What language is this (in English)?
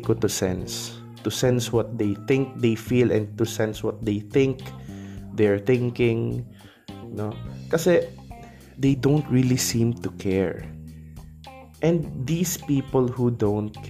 Filipino